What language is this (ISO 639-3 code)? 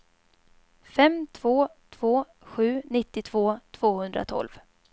swe